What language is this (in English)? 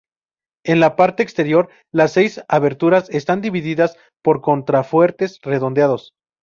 Spanish